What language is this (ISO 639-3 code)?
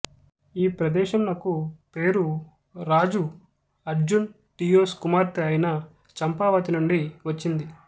tel